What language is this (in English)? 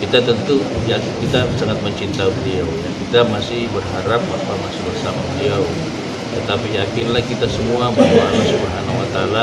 Indonesian